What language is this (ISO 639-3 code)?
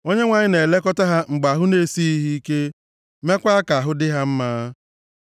ibo